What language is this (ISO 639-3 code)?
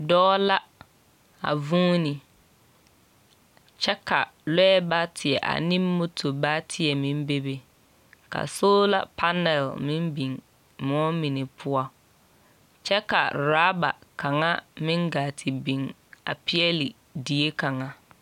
dga